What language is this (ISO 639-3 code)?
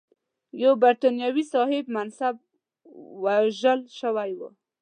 pus